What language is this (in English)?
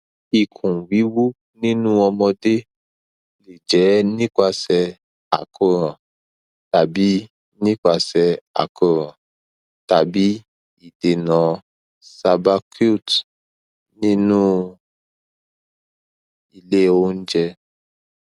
Yoruba